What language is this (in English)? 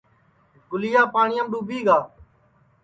Sansi